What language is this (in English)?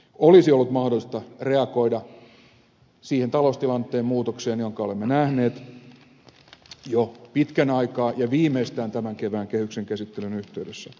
Finnish